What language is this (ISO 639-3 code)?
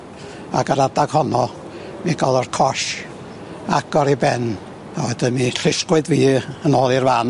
cym